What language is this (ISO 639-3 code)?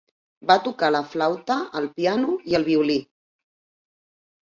cat